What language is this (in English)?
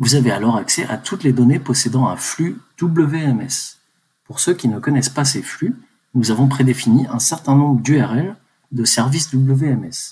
French